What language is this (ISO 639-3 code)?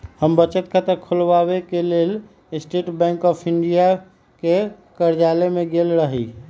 mag